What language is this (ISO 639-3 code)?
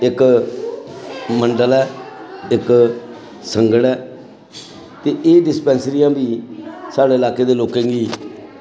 doi